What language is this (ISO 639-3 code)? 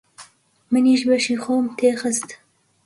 ckb